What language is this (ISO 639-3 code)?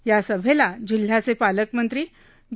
mar